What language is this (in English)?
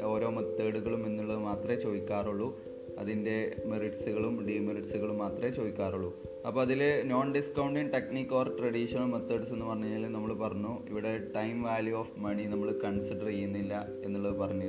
Malayalam